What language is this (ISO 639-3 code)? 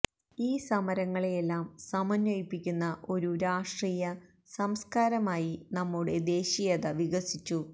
mal